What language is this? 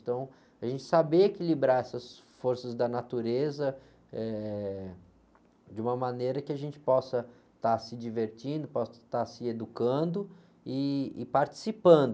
Portuguese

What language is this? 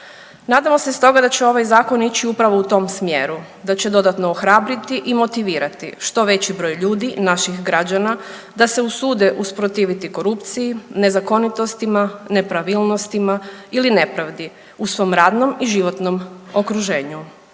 Croatian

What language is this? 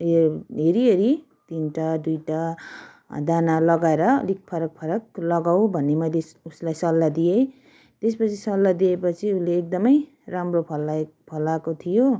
Nepali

